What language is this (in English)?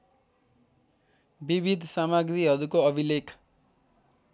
Nepali